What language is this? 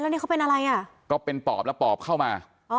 Thai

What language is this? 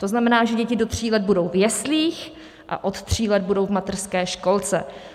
Czech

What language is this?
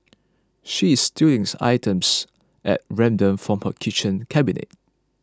English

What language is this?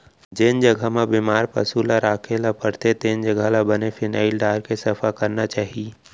Chhattisgarhi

